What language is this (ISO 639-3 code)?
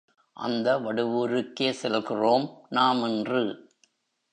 tam